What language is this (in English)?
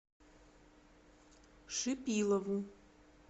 Russian